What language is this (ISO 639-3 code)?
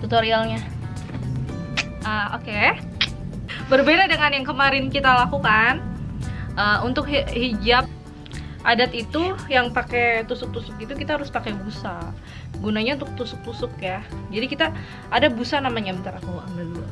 ind